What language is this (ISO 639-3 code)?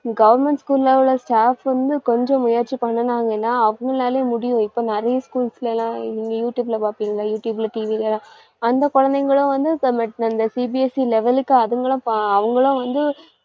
tam